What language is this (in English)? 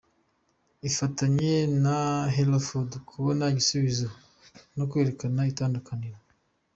Kinyarwanda